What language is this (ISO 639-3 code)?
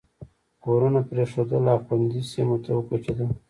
pus